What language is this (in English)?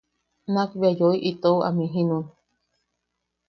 Yaqui